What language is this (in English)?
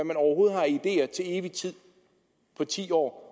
Danish